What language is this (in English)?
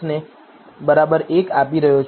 Gujarati